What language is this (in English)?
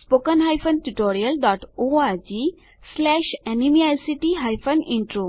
Gujarati